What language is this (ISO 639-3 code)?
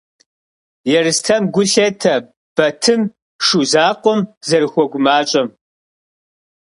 kbd